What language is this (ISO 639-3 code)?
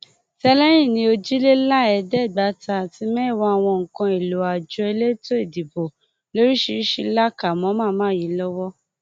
yor